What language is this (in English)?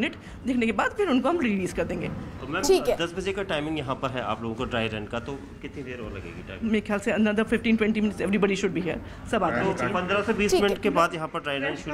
Hindi